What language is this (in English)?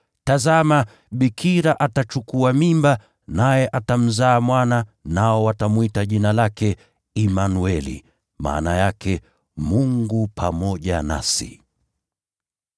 Swahili